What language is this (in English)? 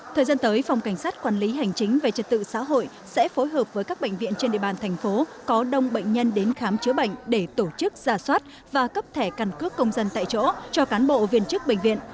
Vietnamese